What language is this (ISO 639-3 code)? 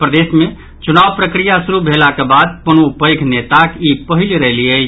mai